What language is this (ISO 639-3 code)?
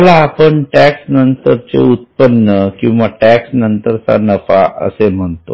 mar